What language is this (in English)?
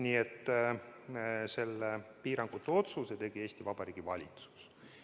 Estonian